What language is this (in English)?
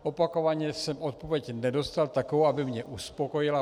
Czech